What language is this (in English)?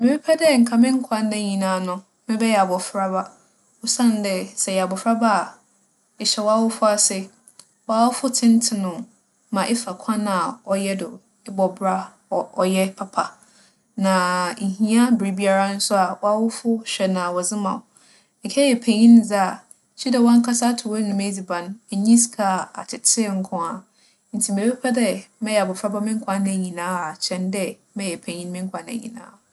Akan